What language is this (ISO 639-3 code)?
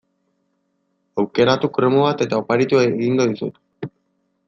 eus